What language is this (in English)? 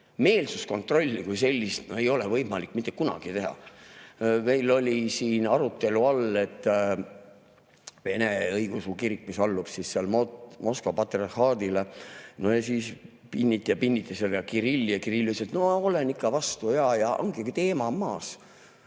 Estonian